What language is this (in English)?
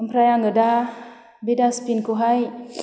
Bodo